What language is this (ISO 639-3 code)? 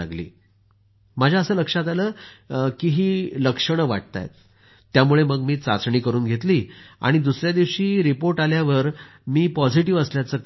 mar